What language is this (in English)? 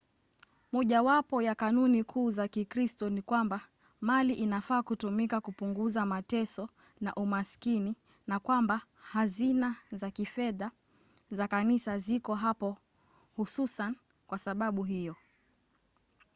Swahili